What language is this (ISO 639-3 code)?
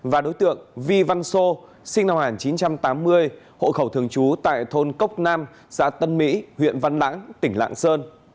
vie